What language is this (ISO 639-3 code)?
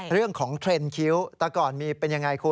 tha